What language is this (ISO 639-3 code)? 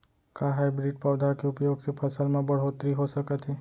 hne